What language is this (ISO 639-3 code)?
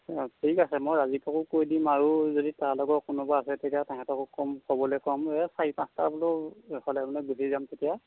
asm